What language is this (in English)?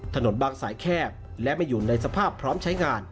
Thai